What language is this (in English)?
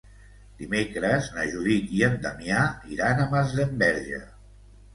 Catalan